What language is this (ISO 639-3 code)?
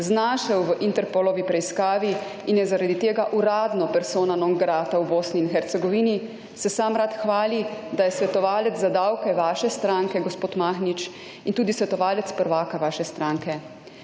slv